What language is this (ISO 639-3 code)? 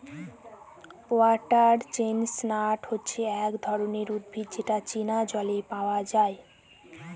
ben